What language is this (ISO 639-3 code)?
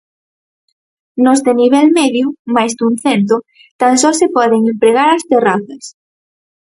glg